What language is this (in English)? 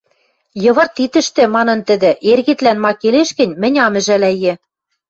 Western Mari